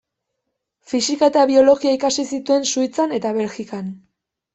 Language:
Basque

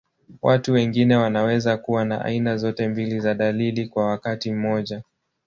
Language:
Swahili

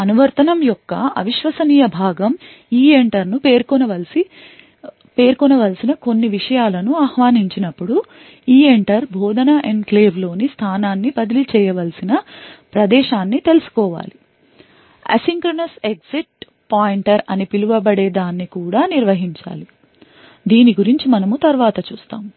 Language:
Telugu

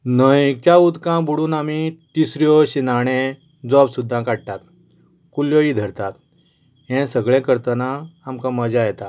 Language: Konkani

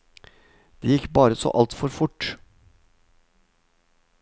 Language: Norwegian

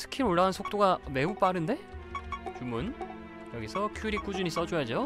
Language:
Korean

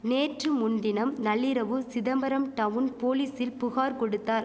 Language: Tamil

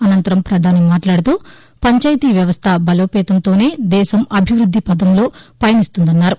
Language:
Telugu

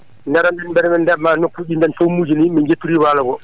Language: Fula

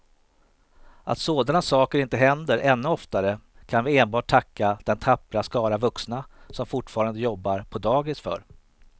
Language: Swedish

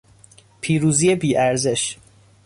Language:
Persian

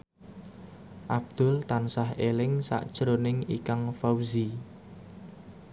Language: Javanese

